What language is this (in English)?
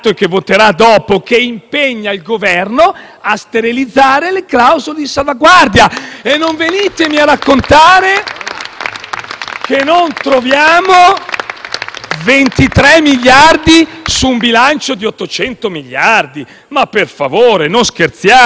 Italian